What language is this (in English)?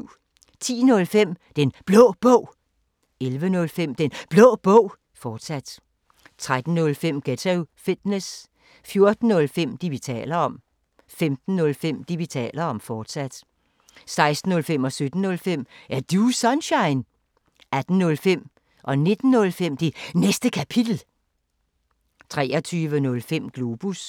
Danish